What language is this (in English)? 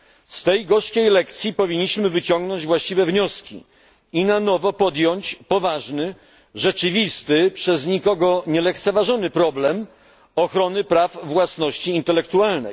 Polish